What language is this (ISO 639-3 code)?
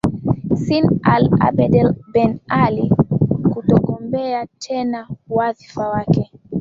swa